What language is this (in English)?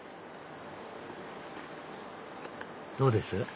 Japanese